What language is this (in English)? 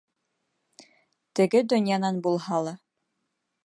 Bashkir